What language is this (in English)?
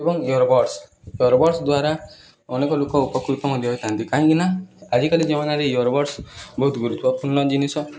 Odia